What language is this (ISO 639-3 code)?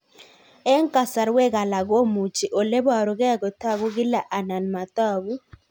kln